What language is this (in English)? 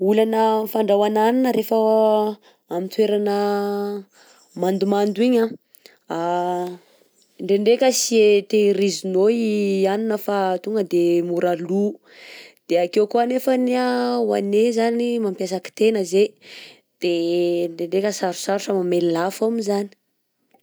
Southern Betsimisaraka Malagasy